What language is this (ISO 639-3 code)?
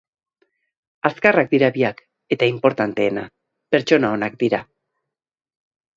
eus